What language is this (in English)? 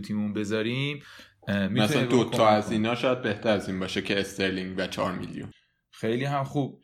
Persian